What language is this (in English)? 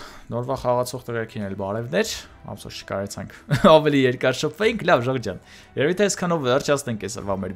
German